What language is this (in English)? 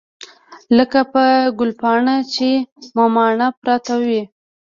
Pashto